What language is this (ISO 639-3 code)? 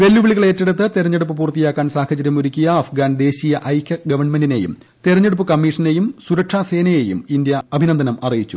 mal